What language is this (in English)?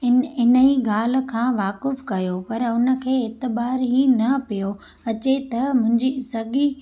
Sindhi